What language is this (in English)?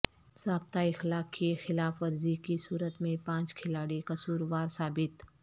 Urdu